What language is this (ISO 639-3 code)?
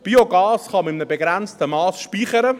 gsw